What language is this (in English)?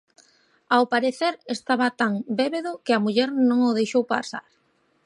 Galician